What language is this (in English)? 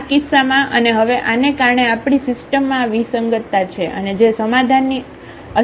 Gujarati